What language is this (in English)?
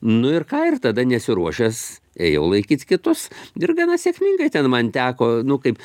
Lithuanian